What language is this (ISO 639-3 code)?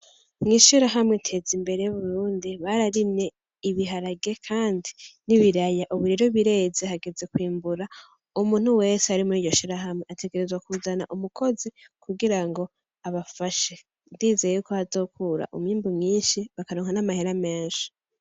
run